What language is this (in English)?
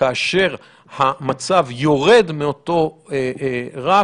Hebrew